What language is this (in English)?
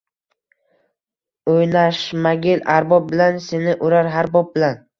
Uzbek